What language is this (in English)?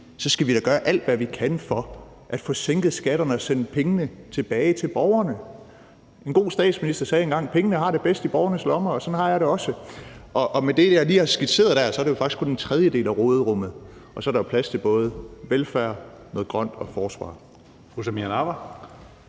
Danish